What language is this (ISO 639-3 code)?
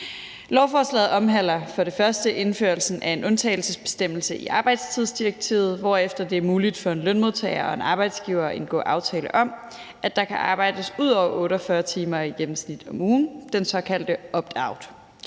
dan